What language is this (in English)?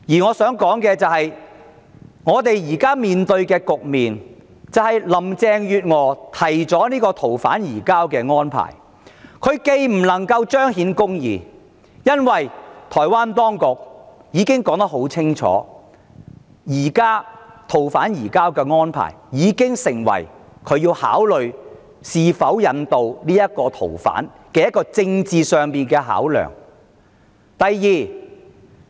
Cantonese